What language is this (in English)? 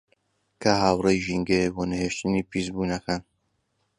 Central Kurdish